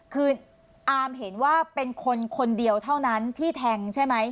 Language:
Thai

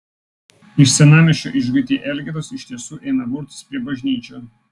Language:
Lithuanian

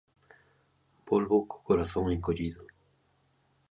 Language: Galician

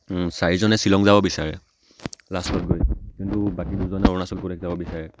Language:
Assamese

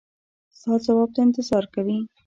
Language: Pashto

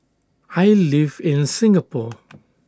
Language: English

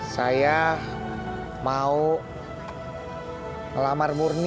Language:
Indonesian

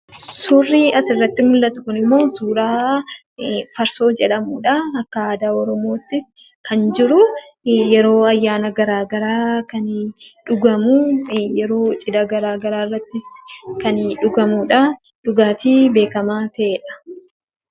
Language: Oromo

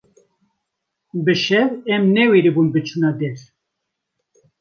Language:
Kurdish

